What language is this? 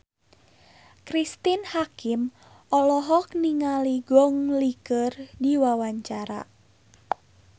Sundanese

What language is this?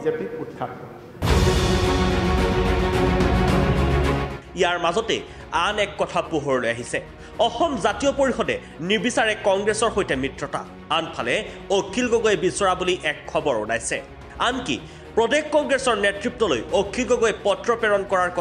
Hindi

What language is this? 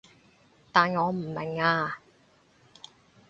Cantonese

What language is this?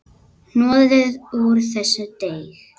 Icelandic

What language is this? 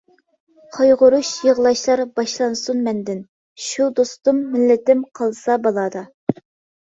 Uyghur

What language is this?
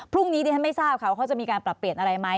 Thai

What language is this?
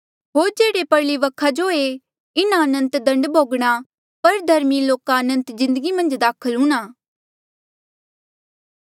Mandeali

